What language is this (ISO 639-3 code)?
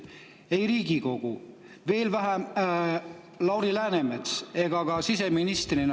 est